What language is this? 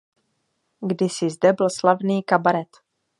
Czech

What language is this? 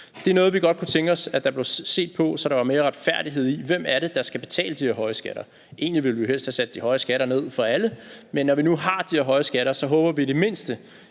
Danish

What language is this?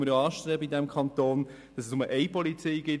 Swiss German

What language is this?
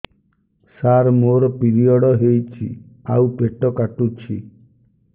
Odia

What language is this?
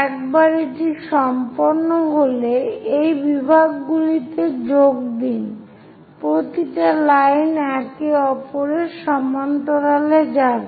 Bangla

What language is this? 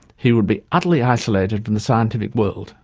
English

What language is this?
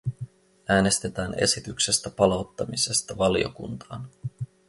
Finnish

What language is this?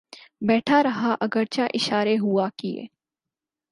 Urdu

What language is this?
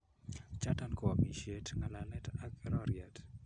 Kalenjin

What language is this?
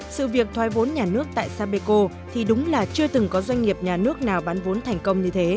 Vietnamese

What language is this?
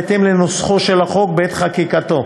Hebrew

